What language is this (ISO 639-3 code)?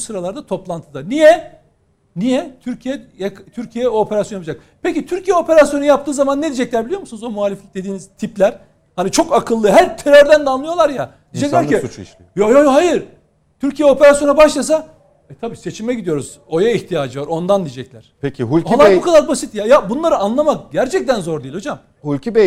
tur